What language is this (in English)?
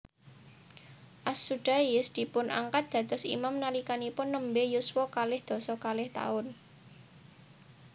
Javanese